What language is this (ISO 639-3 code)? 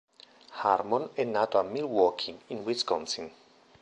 ita